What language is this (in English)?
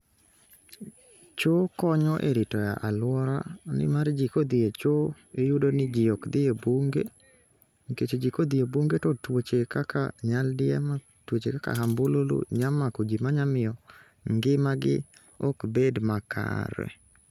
Luo (Kenya and Tanzania)